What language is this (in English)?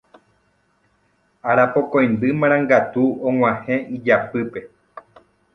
Guarani